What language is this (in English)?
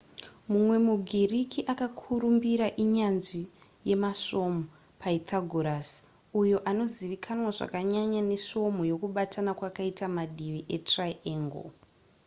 Shona